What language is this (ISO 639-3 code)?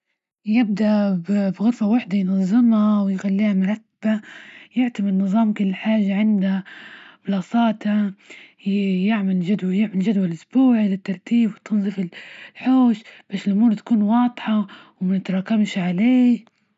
ayl